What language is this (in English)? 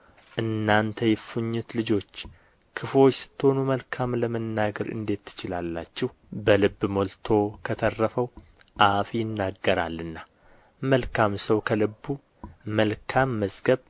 Amharic